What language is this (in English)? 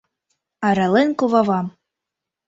Mari